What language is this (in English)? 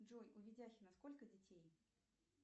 Russian